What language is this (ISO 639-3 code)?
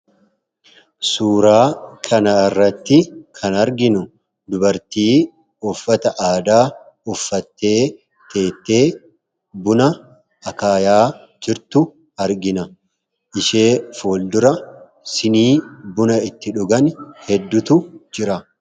orm